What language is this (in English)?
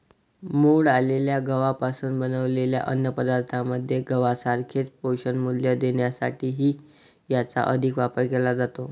Marathi